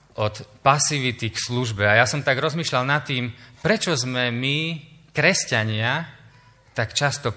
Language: Slovak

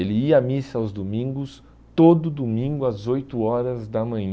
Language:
Portuguese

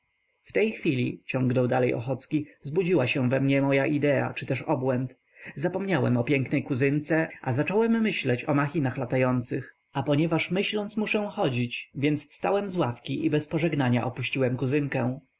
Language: Polish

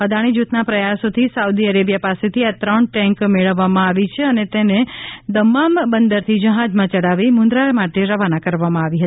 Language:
Gujarati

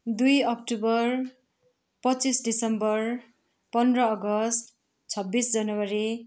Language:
Nepali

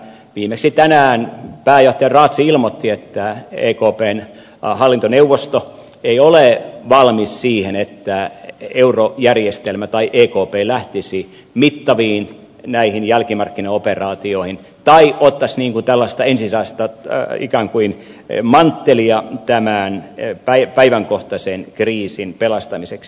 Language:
Finnish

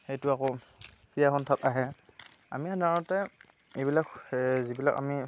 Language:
Assamese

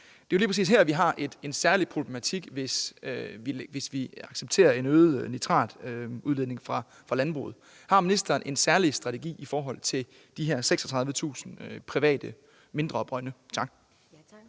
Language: Danish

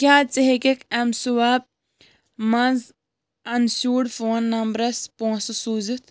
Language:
Kashmiri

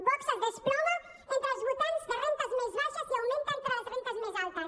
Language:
Catalan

